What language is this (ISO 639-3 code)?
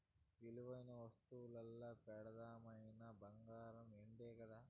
tel